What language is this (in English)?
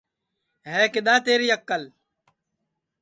Sansi